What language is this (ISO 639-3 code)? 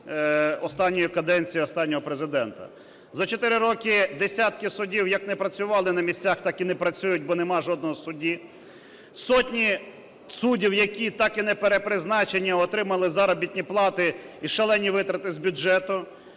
ukr